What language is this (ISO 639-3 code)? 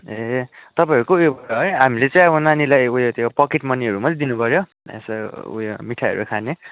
nep